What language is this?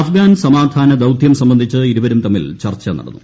Malayalam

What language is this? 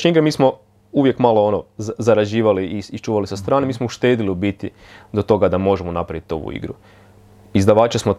Croatian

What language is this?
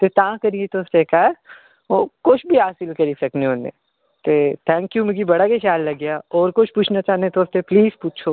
Dogri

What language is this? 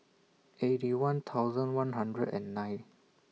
English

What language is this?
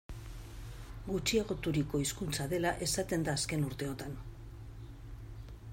Basque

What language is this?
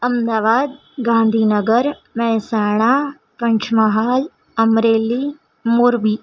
Gujarati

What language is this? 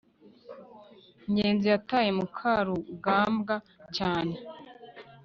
Kinyarwanda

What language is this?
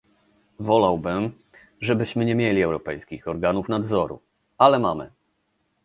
Polish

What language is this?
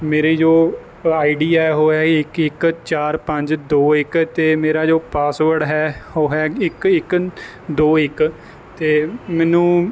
Punjabi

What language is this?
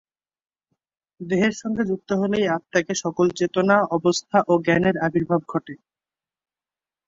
Bangla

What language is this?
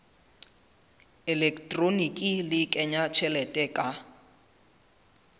Southern Sotho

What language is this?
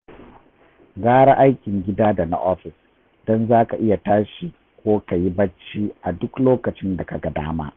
Hausa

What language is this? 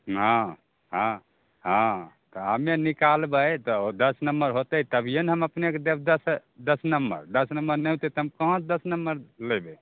Maithili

